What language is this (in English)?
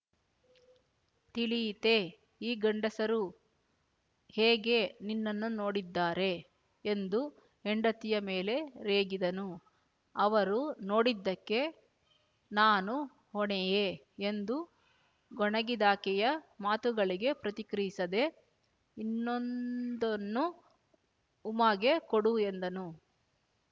Kannada